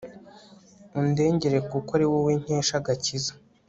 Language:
Kinyarwanda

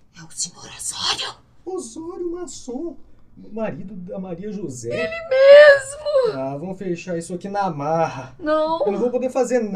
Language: Portuguese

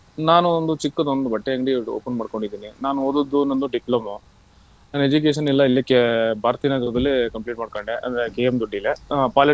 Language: Kannada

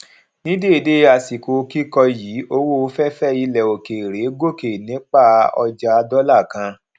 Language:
Yoruba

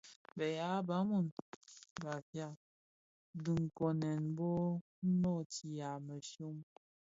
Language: Bafia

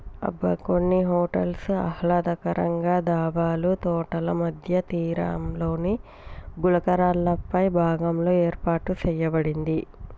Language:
Telugu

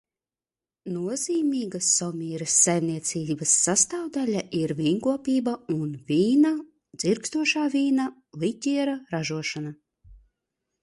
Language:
Latvian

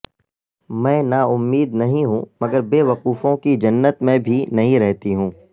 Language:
Urdu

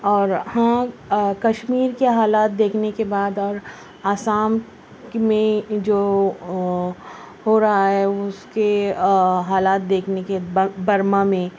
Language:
Urdu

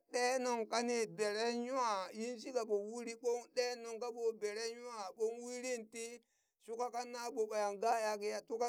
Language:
Burak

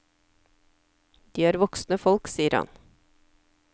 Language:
Norwegian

